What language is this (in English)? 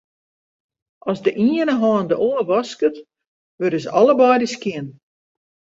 Western Frisian